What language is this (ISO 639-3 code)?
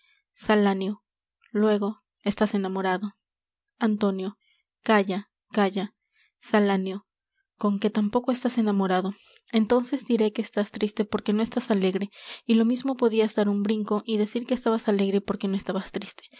spa